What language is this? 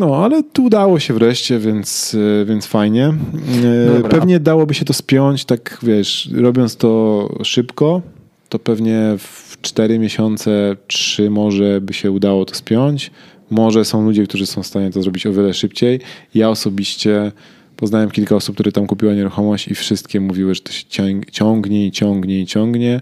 Polish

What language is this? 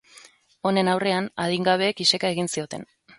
Basque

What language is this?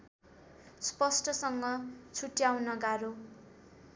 Nepali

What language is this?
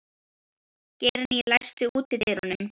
Icelandic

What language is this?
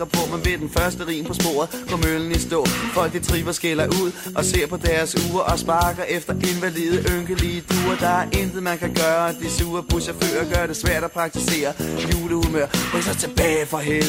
Danish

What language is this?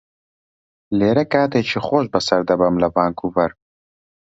Central Kurdish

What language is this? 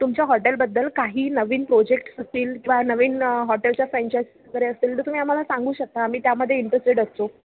Marathi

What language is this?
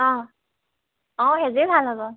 Assamese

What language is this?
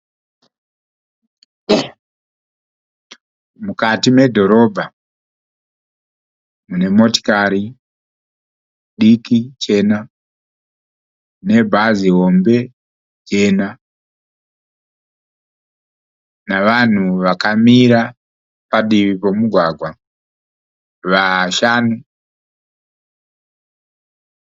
Shona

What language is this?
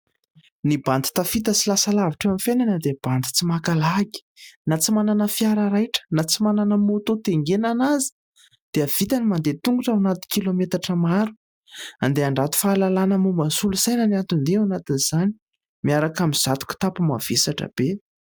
Malagasy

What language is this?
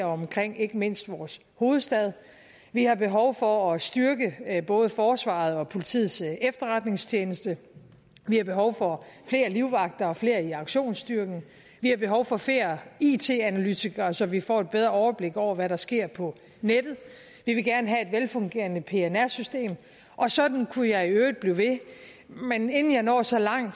Danish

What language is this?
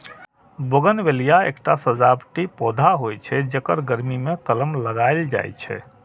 Maithili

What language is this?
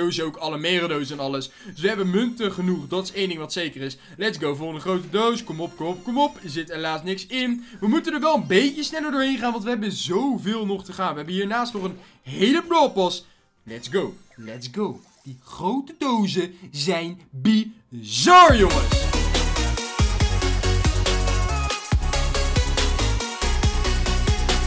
Dutch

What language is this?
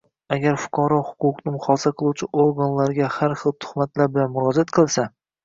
Uzbek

